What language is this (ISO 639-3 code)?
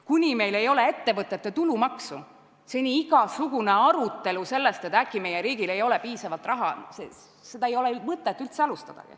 est